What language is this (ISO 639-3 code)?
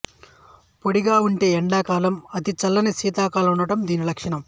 tel